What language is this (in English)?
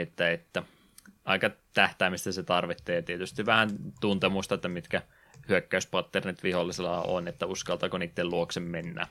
Finnish